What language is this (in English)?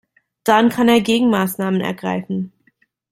German